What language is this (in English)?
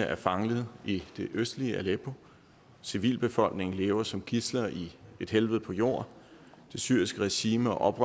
Danish